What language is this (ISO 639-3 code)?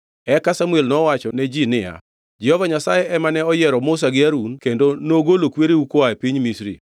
luo